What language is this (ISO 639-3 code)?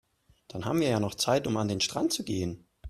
deu